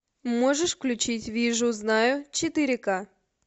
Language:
Russian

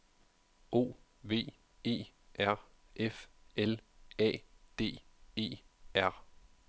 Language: Danish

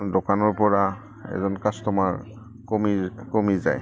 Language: Assamese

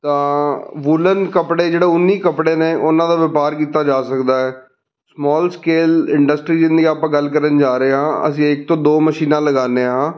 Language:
Punjabi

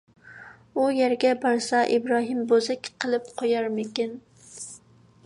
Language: Uyghur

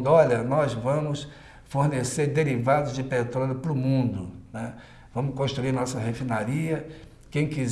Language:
Portuguese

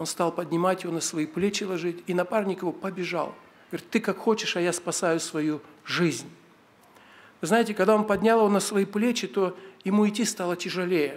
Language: Russian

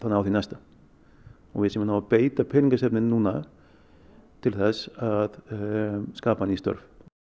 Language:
Icelandic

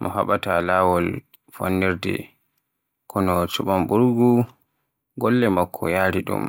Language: Borgu Fulfulde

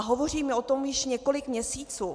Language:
Czech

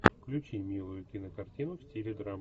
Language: Russian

